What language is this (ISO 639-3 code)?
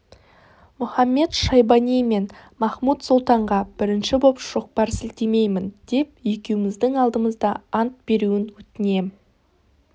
kaz